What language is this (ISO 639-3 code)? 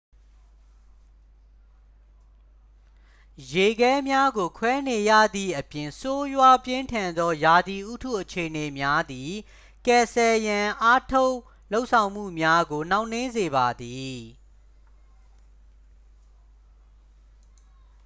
mya